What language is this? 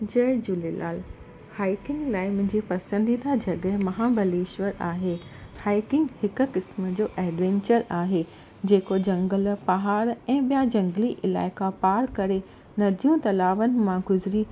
Sindhi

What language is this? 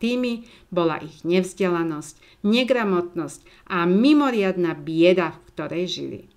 Slovak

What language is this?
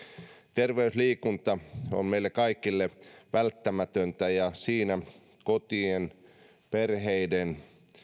Finnish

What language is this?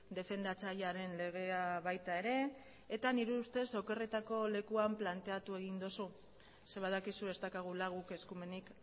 Basque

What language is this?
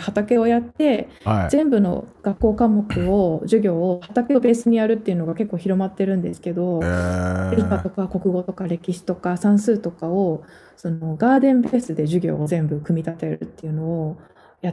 Japanese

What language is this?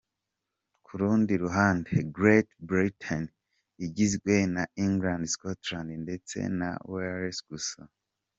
Kinyarwanda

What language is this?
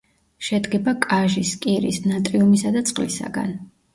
Georgian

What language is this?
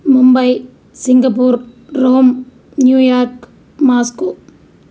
Telugu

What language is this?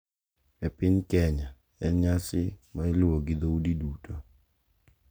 Luo (Kenya and Tanzania)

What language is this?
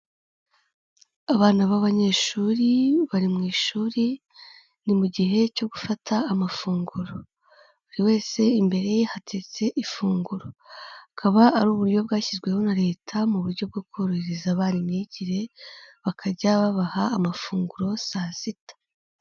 Kinyarwanda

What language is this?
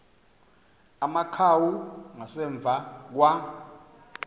Xhosa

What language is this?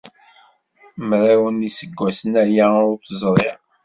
Kabyle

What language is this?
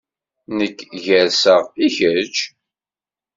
Kabyle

